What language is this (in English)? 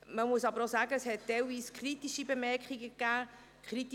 Swiss German